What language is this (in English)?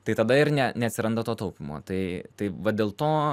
Lithuanian